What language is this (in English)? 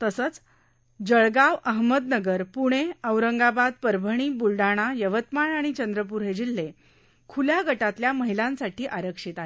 Marathi